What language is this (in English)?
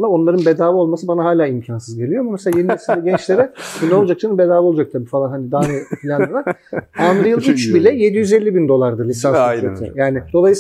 Turkish